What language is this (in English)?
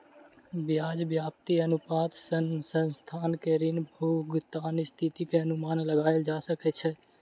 Maithili